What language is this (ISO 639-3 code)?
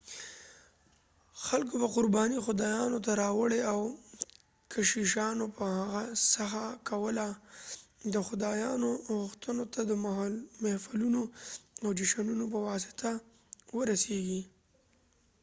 pus